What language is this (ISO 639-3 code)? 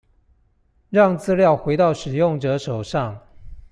zho